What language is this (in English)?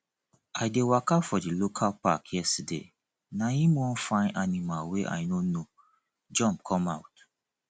Nigerian Pidgin